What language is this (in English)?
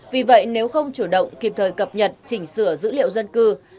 Vietnamese